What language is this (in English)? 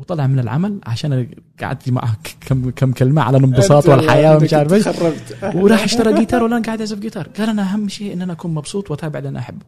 Arabic